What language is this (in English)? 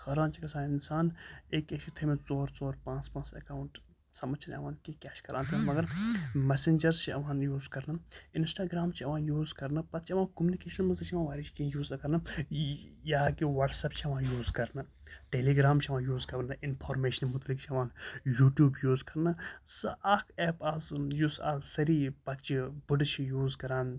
Kashmiri